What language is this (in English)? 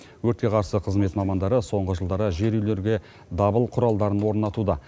Kazakh